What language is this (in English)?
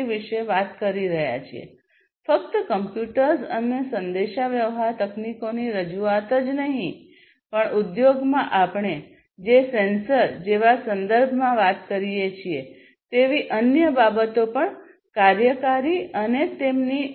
Gujarati